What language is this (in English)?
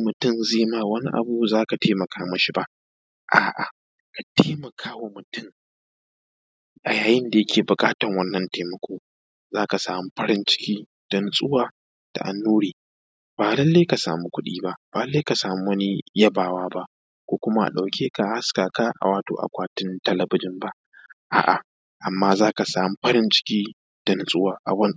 Hausa